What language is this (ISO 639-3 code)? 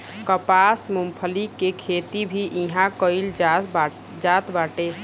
bho